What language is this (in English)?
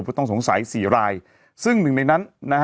Thai